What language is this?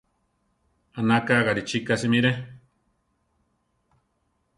Central Tarahumara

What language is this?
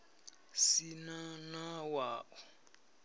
Venda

